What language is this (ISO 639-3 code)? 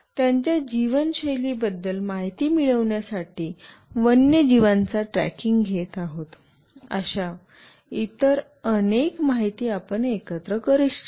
mar